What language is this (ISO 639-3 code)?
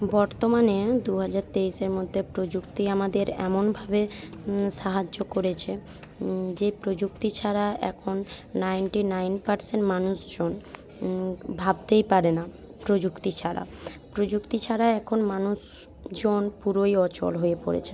ben